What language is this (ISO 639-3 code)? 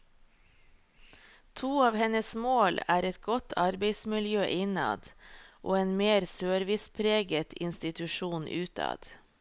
nor